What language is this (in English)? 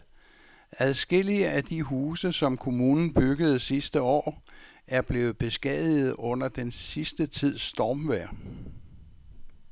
Danish